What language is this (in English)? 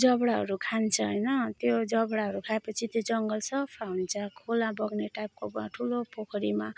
Nepali